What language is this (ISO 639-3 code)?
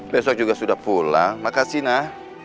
ind